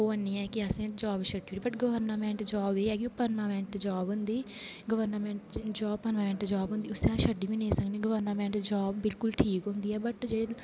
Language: Dogri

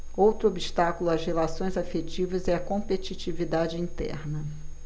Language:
Portuguese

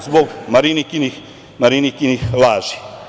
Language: Serbian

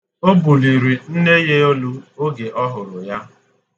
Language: Igbo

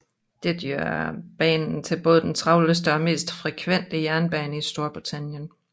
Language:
Danish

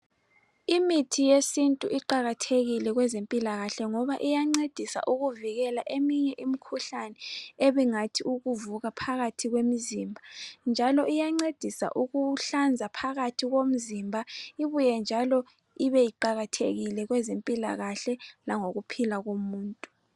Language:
North Ndebele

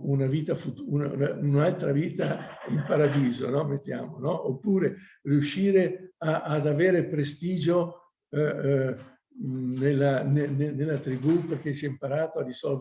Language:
Italian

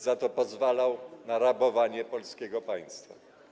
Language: Polish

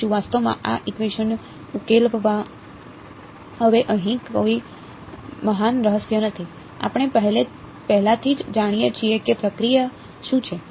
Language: Gujarati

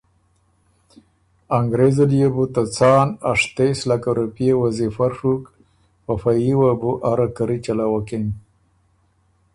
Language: Ormuri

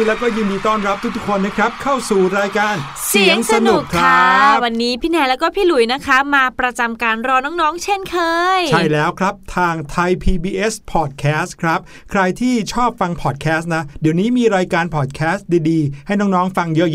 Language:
Thai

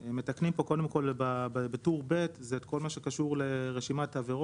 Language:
Hebrew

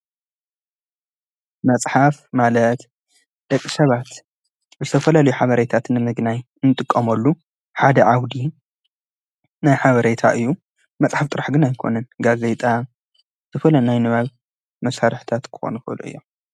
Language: Tigrinya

